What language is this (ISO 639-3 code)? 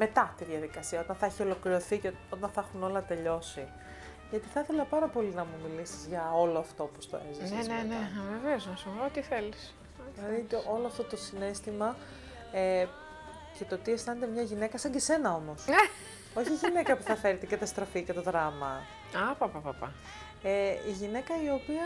ell